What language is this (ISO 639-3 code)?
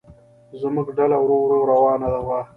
pus